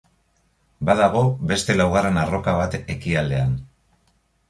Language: Basque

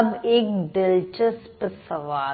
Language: Hindi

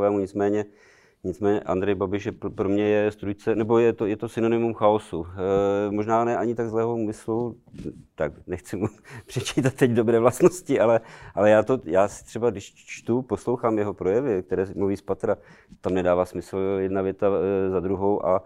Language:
Czech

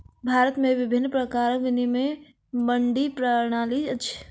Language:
Maithili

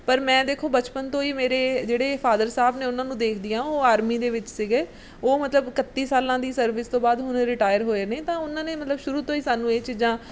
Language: Punjabi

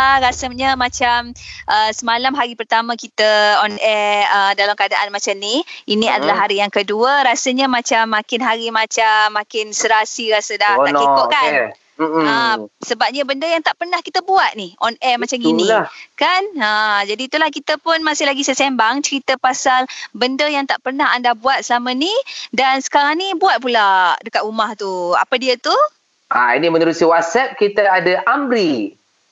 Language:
Malay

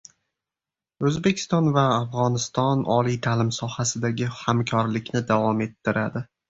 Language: Uzbek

